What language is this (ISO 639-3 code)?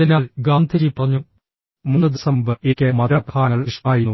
mal